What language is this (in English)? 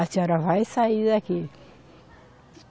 Portuguese